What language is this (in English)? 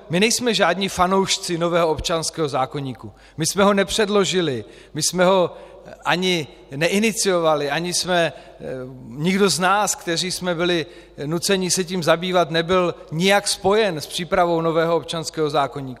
Czech